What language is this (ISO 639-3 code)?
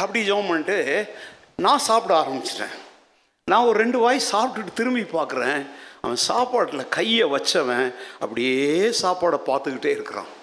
tam